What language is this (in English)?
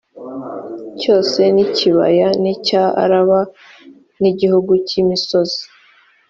Kinyarwanda